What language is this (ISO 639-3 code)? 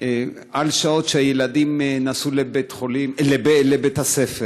heb